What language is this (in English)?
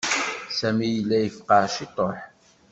Kabyle